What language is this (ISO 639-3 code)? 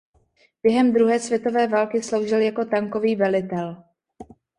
ces